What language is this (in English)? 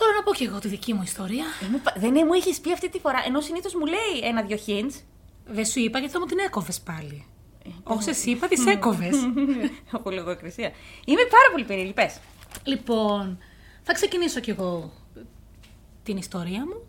Greek